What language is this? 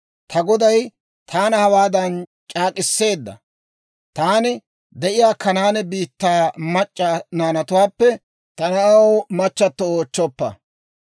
Dawro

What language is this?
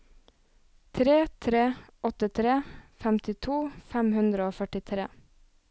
Norwegian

